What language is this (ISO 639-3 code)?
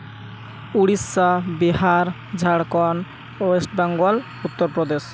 sat